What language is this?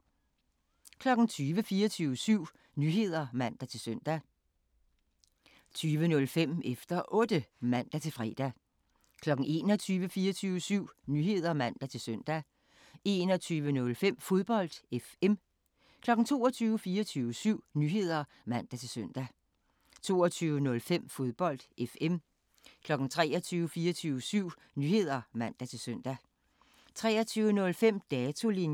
Danish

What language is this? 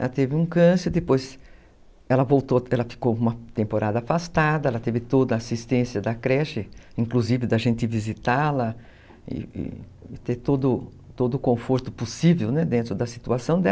Portuguese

